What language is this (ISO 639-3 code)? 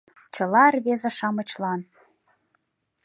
chm